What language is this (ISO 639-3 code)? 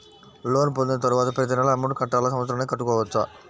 tel